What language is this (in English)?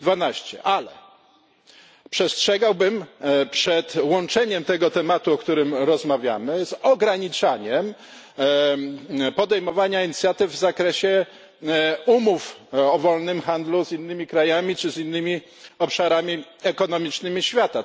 Polish